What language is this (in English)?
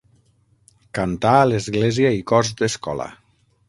Catalan